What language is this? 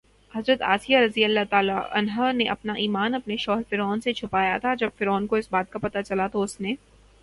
Urdu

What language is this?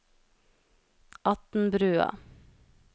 Norwegian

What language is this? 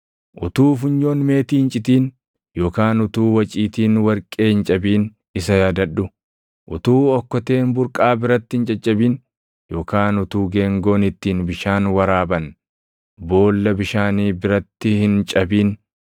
Oromo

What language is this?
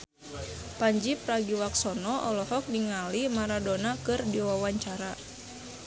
Sundanese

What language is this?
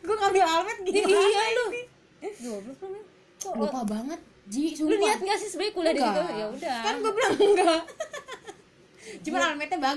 Indonesian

